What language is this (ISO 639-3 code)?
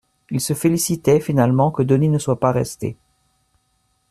fra